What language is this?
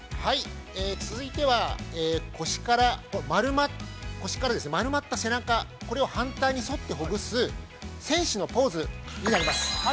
Japanese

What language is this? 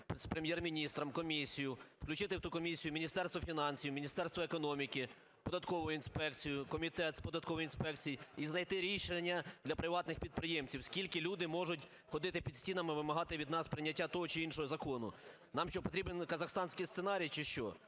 Ukrainian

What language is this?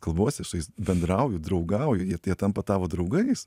Lithuanian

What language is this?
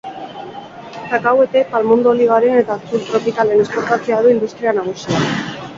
Basque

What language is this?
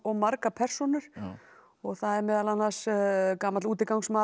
Icelandic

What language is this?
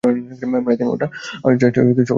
Bangla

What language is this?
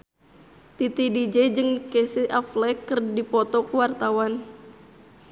Sundanese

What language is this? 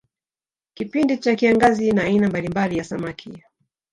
Swahili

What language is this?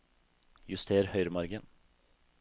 Norwegian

